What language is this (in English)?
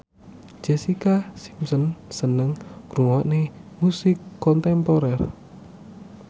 Javanese